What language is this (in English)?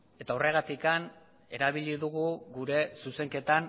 Basque